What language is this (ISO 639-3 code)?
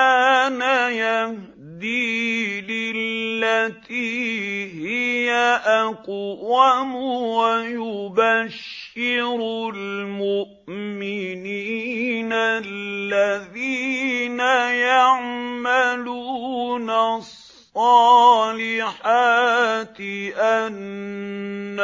ara